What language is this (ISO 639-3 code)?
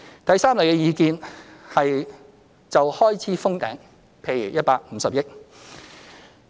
yue